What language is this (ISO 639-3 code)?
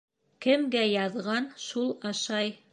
bak